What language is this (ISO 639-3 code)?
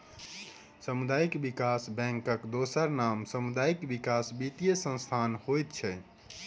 mai